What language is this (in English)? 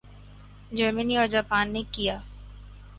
Urdu